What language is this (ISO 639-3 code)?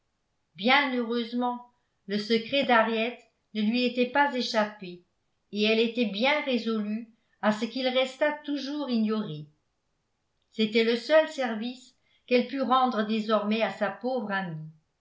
fra